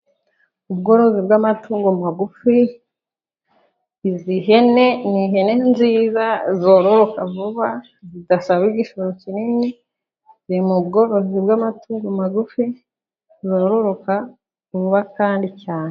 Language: Kinyarwanda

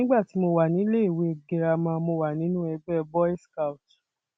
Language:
Yoruba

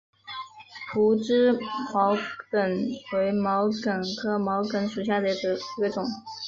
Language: Chinese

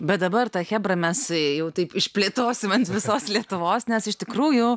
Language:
Lithuanian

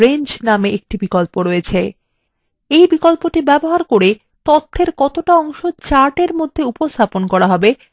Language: Bangla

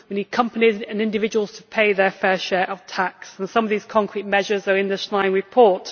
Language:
English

